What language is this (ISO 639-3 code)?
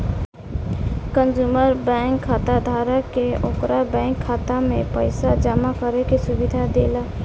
bho